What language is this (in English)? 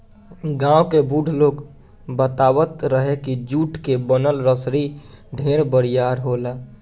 Bhojpuri